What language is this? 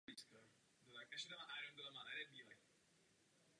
Czech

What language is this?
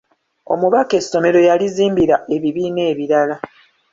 Ganda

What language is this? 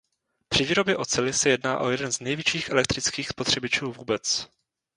Czech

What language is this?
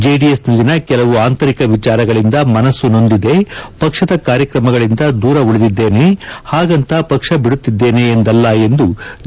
Kannada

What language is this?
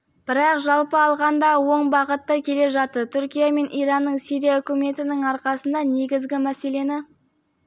Kazakh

